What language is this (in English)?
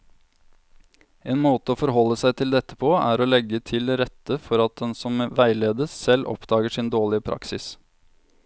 Norwegian